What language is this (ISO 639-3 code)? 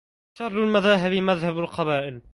ara